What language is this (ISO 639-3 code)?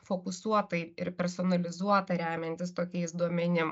lit